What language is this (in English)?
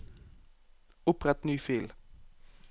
Norwegian